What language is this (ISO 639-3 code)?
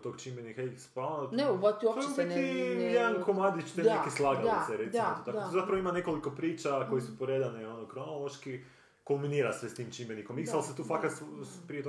hrv